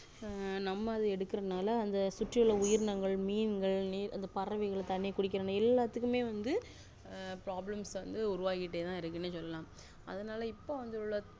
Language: Tamil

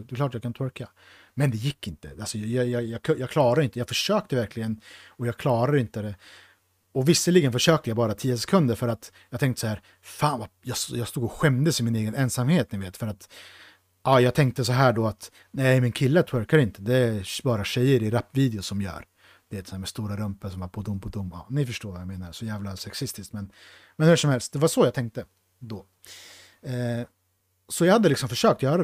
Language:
Swedish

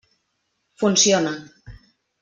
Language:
Catalan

